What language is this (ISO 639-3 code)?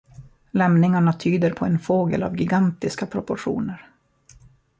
swe